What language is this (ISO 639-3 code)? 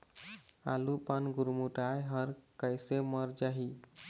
hne